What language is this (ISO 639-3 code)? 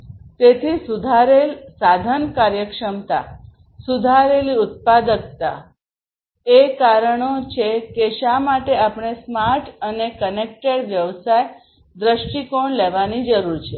guj